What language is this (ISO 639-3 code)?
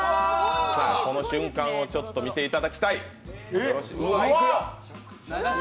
jpn